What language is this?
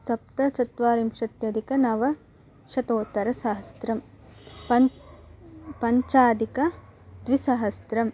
Sanskrit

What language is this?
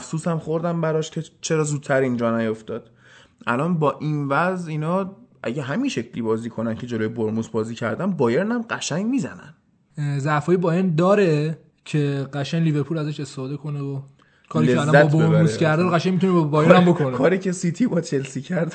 Persian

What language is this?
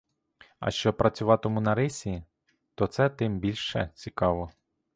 Ukrainian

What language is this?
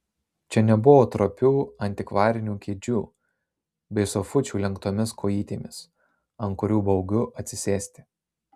Lithuanian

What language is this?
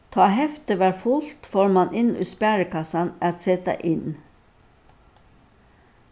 Faroese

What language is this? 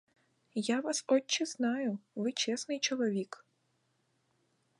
Ukrainian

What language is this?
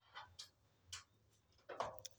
Luo (Kenya and Tanzania)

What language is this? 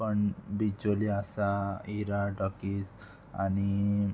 Konkani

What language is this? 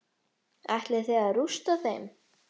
Icelandic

